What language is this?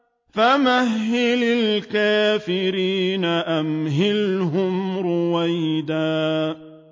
Arabic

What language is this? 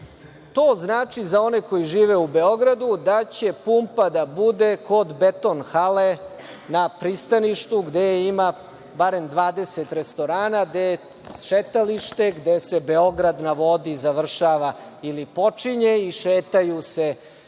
Serbian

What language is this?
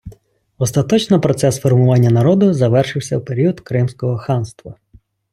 Ukrainian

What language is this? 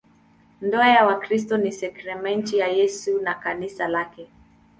Swahili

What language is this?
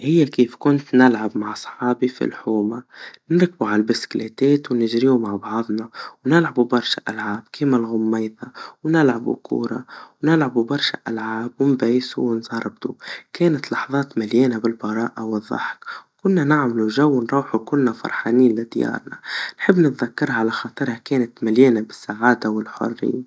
Tunisian Arabic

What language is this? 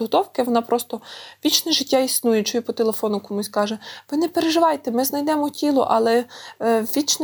Ukrainian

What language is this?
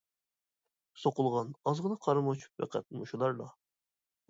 Uyghur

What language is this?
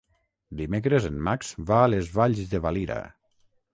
Catalan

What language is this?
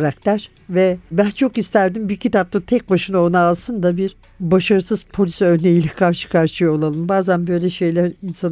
Turkish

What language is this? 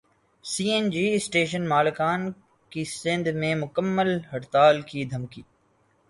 Urdu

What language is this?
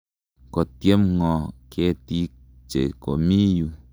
Kalenjin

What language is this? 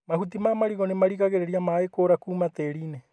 Kikuyu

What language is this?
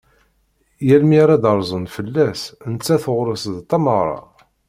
Kabyle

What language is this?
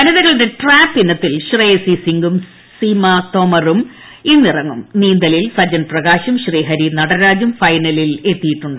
Malayalam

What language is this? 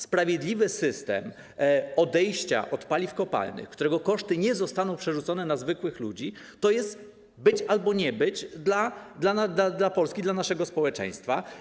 Polish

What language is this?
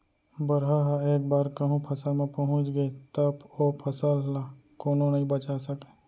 Chhattisgarhi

